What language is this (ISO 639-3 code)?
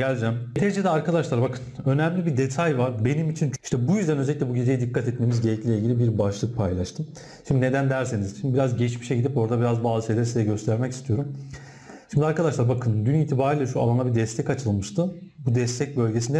tur